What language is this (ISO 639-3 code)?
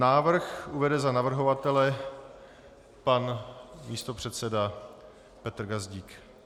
ces